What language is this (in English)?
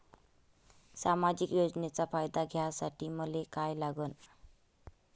Marathi